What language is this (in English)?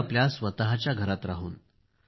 Marathi